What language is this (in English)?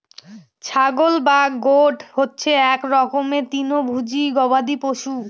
Bangla